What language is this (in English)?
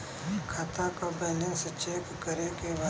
Bhojpuri